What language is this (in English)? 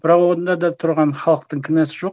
Kazakh